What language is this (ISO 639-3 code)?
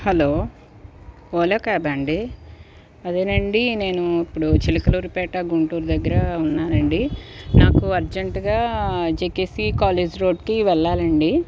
tel